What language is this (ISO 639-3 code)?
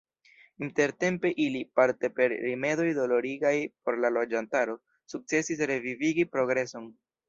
epo